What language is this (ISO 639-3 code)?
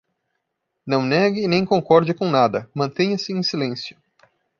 por